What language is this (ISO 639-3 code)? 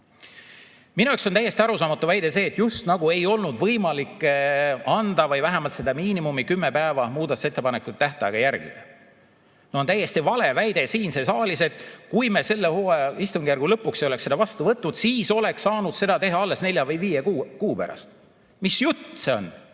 est